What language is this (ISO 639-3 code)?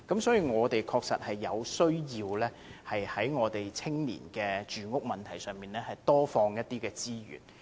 yue